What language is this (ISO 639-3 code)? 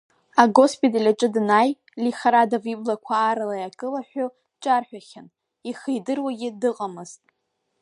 abk